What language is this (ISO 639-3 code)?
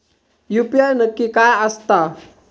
mar